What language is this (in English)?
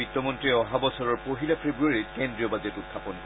Assamese